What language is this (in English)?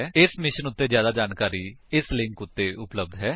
Punjabi